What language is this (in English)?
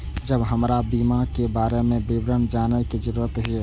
Maithili